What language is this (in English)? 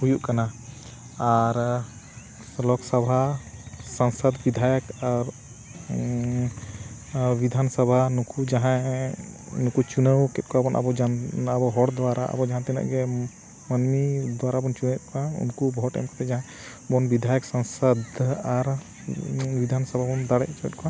Santali